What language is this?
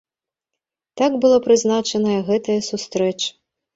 Belarusian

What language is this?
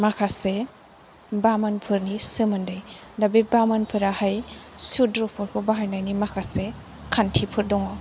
Bodo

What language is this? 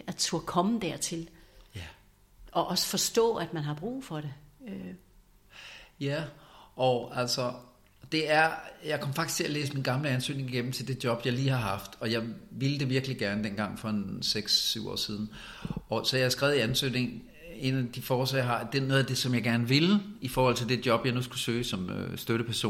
Danish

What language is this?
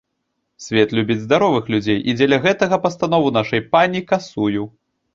Belarusian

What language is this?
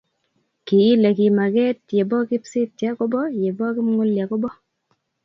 Kalenjin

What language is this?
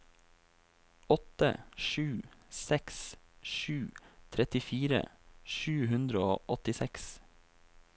Norwegian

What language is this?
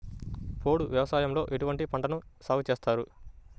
Telugu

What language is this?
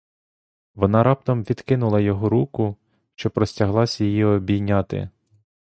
Ukrainian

